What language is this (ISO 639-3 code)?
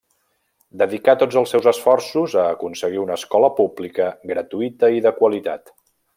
cat